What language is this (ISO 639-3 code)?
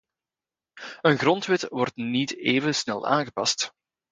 nld